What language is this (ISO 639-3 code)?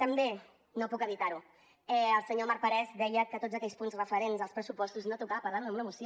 cat